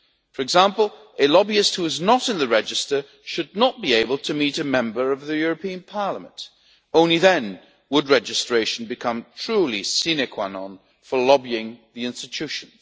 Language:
English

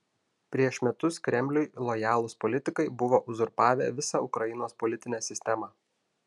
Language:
Lithuanian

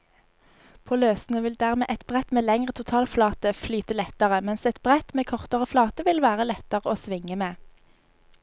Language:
Norwegian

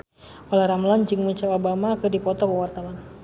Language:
Sundanese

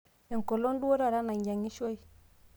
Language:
Masai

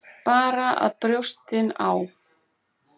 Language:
Icelandic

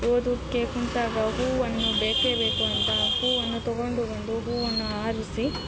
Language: Kannada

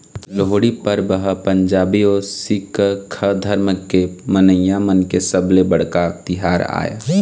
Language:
Chhattisgarhi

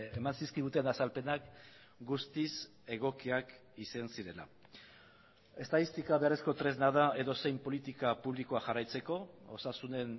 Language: Basque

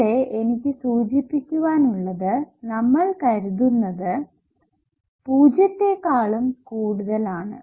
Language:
Malayalam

